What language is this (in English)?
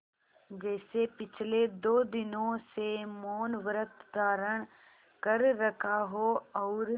Hindi